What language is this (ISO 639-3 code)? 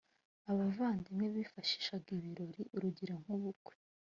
kin